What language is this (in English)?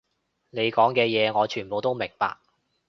Cantonese